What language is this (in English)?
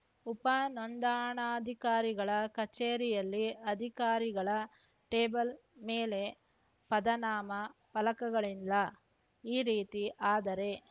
Kannada